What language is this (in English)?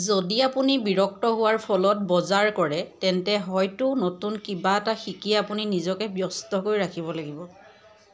Assamese